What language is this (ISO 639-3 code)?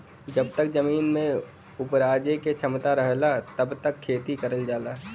bho